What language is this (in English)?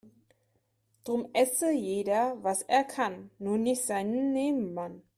German